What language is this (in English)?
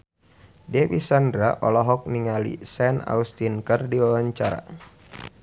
Sundanese